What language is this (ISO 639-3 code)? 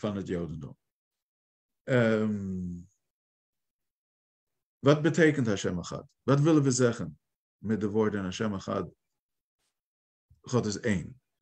nld